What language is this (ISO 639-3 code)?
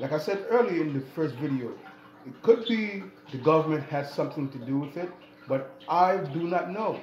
eng